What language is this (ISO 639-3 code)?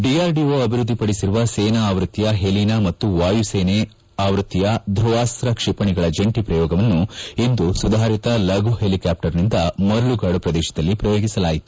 kan